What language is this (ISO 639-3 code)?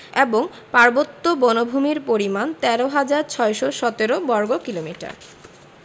ben